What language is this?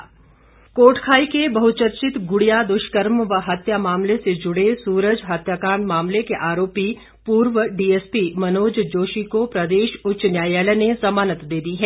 Hindi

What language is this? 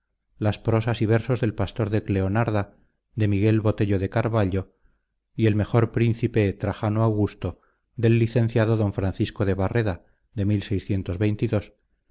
Spanish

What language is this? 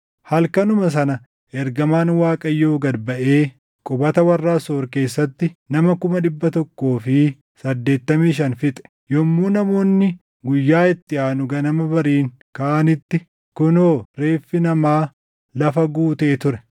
Oromo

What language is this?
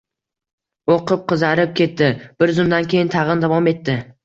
Uzbek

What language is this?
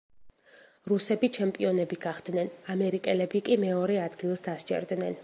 Georgian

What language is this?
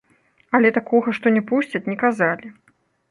Belarusian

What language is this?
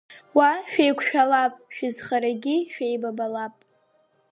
Abkhazian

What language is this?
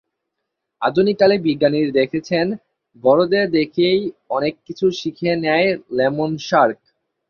Bangla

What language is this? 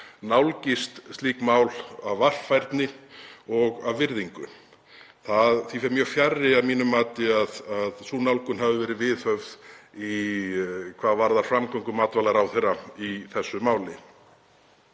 Icelandic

